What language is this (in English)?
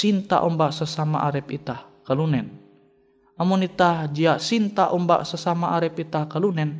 Indonesian